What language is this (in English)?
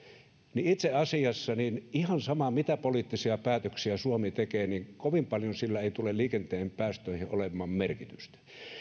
Finnish